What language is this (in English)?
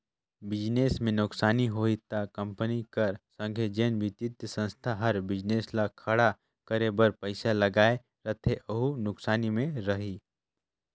Chhattisgarhi